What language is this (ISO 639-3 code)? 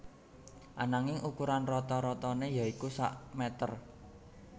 jav